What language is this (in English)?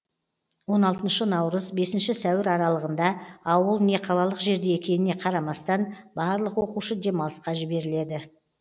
Kazakh